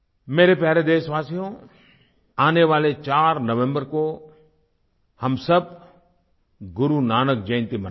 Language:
Hindi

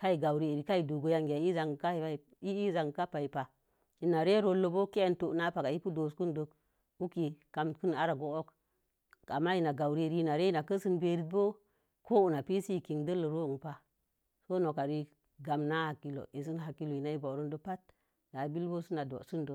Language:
Mom Jango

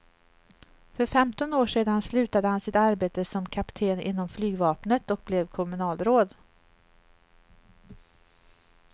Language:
Swedish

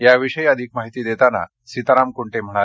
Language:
Marathi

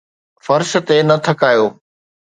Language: Sindhi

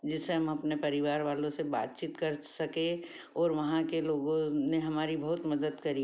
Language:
Hindi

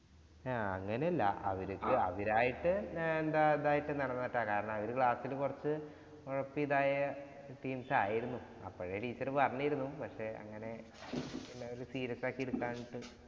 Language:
Malayalam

